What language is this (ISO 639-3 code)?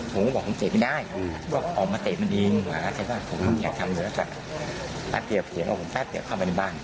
tha